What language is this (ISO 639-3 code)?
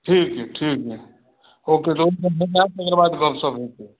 mai